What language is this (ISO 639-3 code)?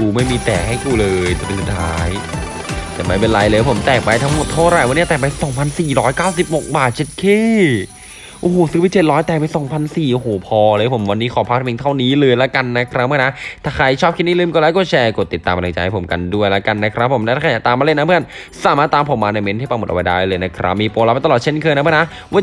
tha